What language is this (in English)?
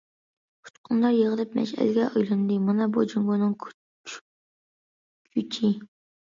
Uyghur